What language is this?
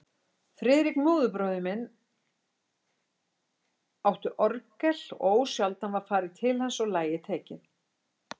Icelandic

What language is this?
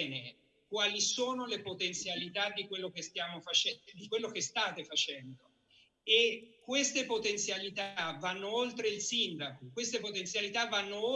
Italian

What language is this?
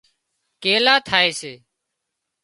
Wadiyara Koli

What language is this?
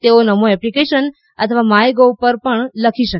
Gujarati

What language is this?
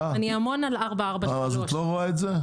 Hebrew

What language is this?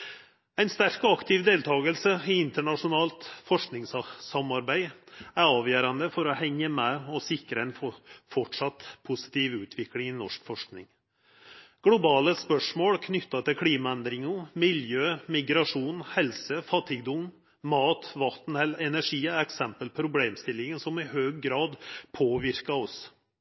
Norwegian Nynorsk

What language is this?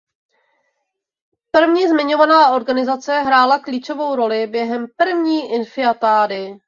Czech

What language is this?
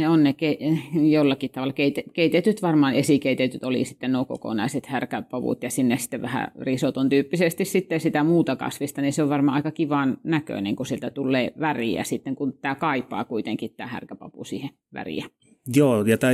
Finnish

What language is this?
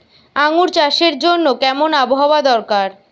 Bangla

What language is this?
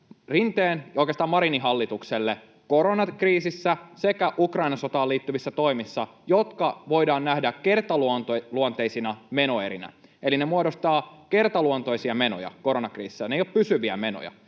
Finnish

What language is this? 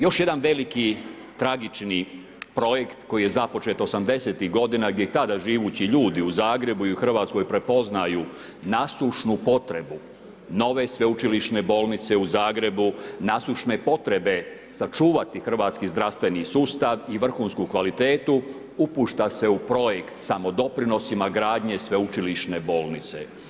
Croatian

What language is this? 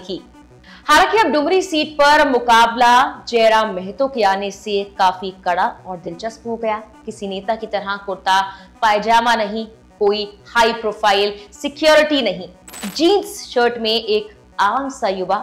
Hindi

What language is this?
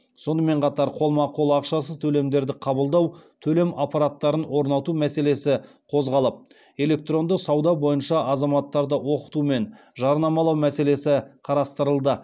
Kazakh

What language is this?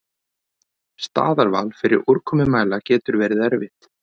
Icelandic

